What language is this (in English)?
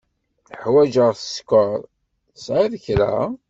Kabyle